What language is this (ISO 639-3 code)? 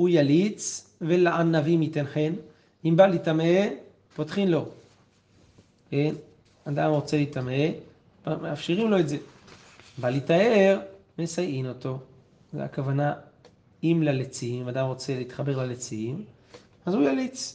heb